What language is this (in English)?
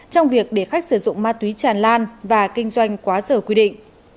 Vietnamese